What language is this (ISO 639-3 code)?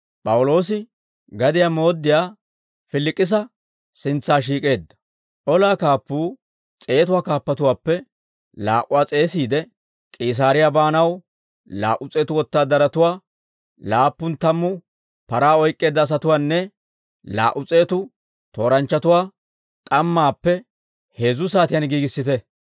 dwr